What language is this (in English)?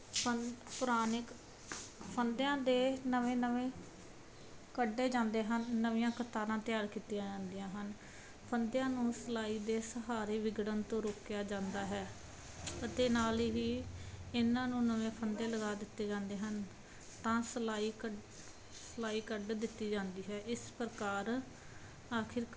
Punjabi